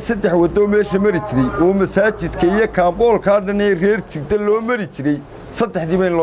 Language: Arabic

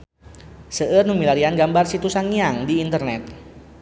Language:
Sundanese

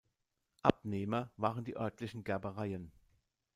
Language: German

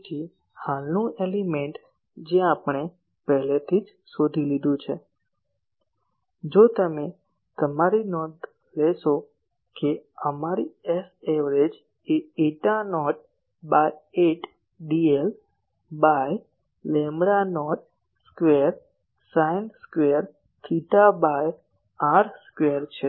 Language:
Gujarati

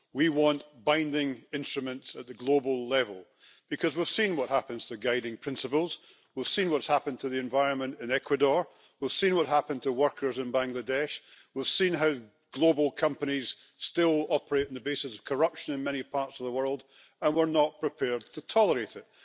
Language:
English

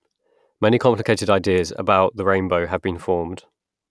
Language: English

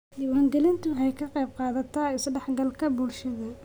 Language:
Somali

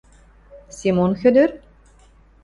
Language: Western Mari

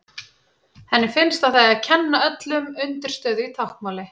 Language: Icelandic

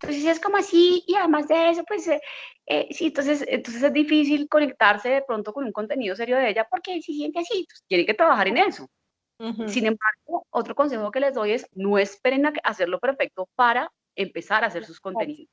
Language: Spanish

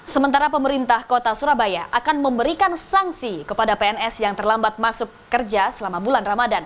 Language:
Indonesian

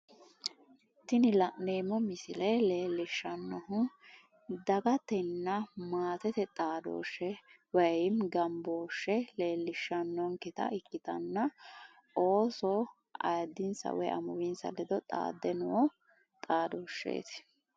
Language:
Sidamo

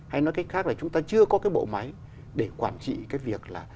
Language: Vietnamese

